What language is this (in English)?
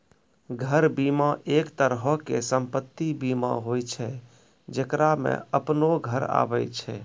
Maithili